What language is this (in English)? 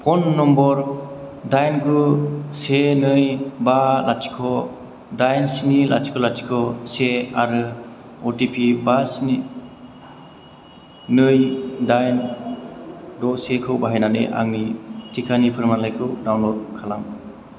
Bodo